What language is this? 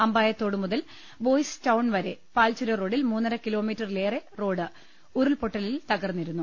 Malayalam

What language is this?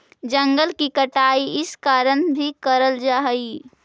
Magahi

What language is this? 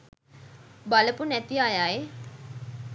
Sinhala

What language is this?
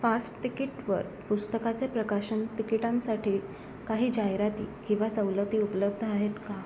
Marathi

